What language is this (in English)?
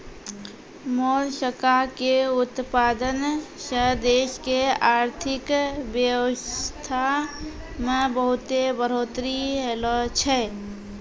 Maithili